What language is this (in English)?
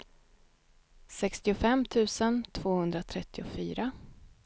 Swedish